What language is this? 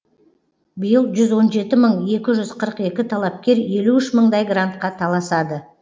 Kazakh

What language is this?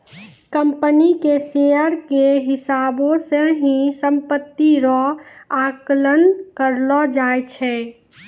Maithili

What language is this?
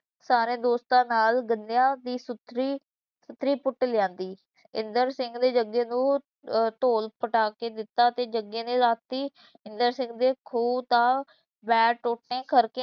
Punjabi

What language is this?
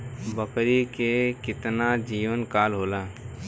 Bhojpuri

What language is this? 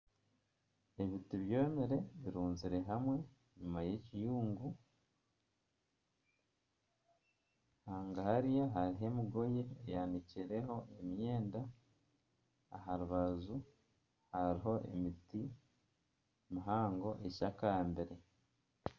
Nyankole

